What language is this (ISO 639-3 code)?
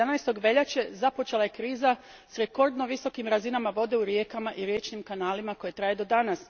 hrv